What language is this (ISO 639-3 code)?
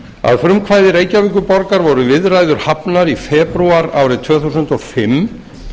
isl